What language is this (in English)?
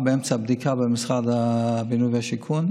Hebrew